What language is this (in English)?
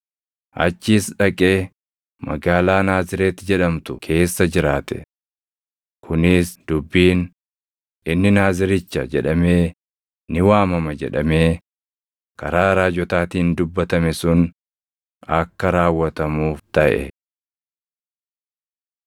Oromo